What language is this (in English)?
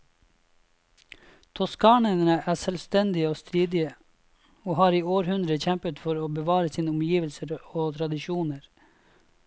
Norwegian